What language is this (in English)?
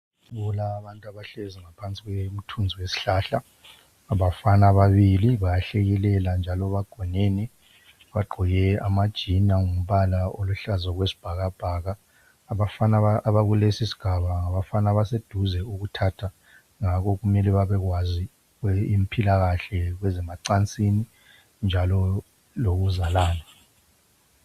North Ndebele